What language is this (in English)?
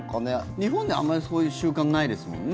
Japanese